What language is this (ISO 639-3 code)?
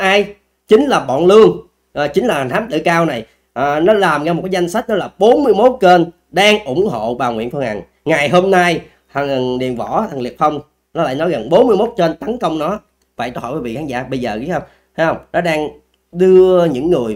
vie